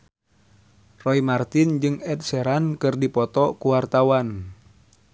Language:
Sundanese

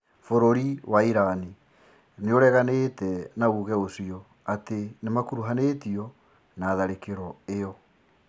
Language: Kikuyu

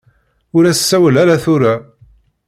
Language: Kabyle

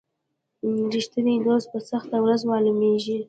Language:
Pashto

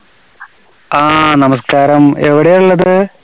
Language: Malayalam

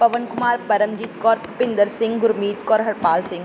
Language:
Punjabi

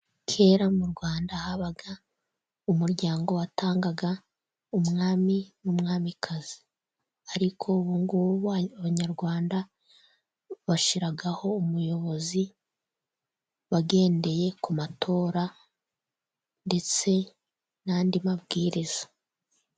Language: Kinyarwanda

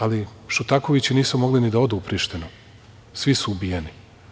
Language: Serbian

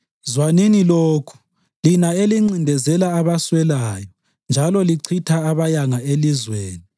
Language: North Ndebele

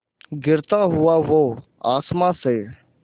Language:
Hindi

